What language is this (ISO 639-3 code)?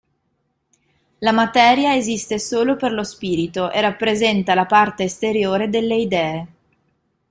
ita